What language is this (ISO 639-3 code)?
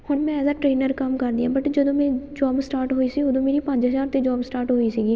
pan